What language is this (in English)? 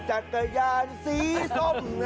Thai